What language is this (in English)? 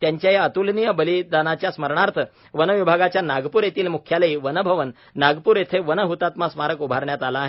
Marathi